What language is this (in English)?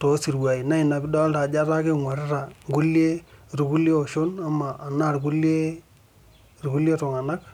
Masai